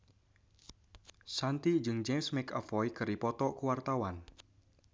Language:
Sundanese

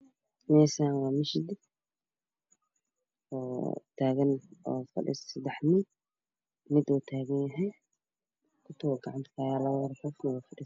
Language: Somali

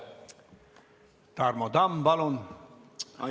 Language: Estonian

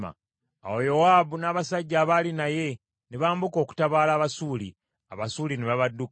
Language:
Ganda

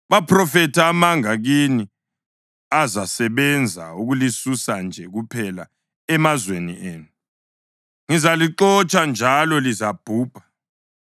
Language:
North Ndebele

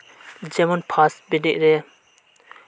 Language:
Santali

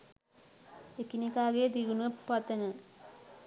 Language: Sinhala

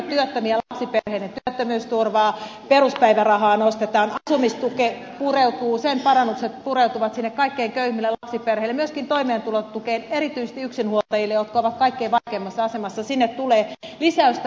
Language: Finnish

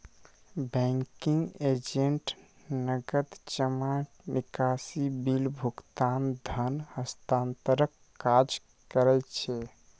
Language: Maithili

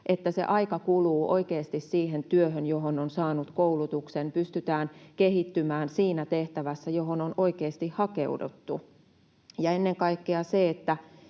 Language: Finnish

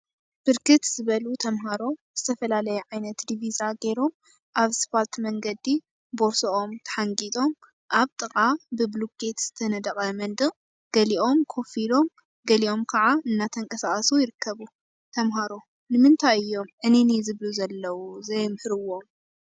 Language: Tigrinya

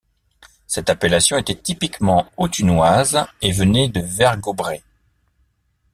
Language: French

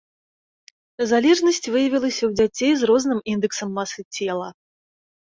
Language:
Belarusian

